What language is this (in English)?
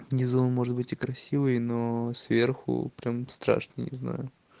Russian